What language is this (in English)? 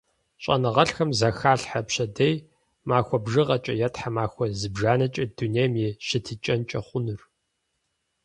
Kabardian